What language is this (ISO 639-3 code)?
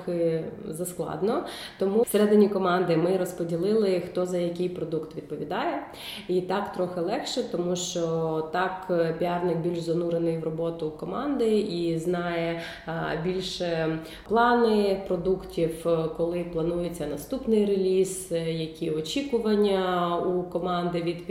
ukr